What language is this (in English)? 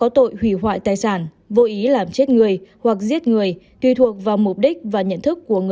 Vietnamese